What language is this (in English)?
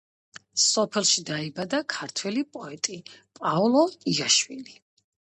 Georgian